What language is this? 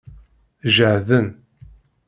Kabyle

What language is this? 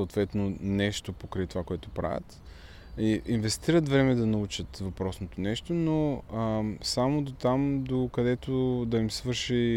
Bulgarian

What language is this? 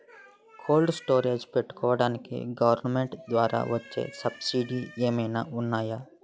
Telugu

